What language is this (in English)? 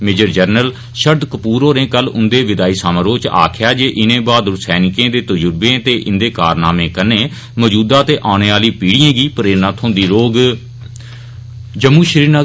Dogri